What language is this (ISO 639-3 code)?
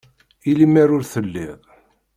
kab